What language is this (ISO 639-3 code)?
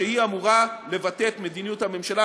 heb